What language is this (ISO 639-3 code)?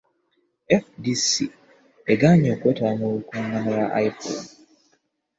lug